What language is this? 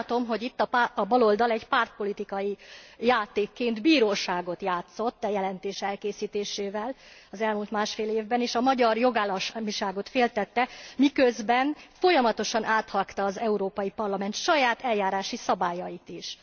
Hungarian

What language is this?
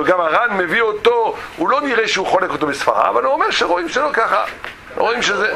Hebrew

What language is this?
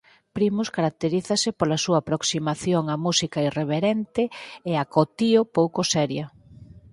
Galician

